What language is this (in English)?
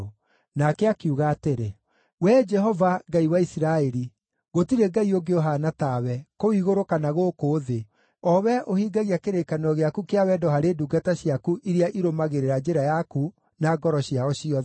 Kikuyu